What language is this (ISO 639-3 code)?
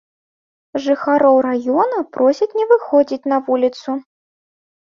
bel